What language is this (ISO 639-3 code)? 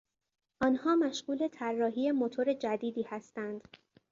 fas